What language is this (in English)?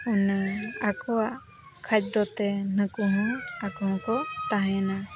Santali